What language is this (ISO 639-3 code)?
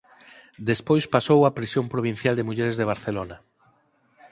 glg